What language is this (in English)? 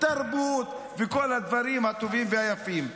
Hebrew